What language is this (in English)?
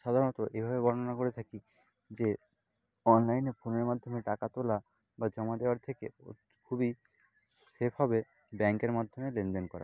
Bangla